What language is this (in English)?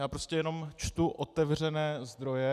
Czech